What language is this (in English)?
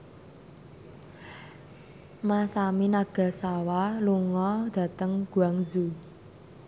Javanese